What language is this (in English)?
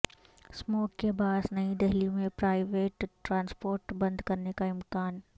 Urdu